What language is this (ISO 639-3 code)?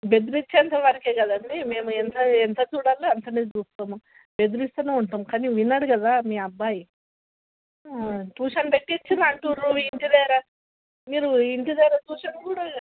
tel